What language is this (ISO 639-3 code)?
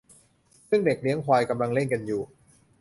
tha